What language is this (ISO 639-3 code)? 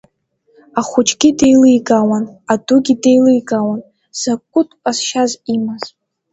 abk